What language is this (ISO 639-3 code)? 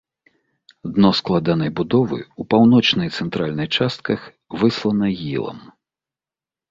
bel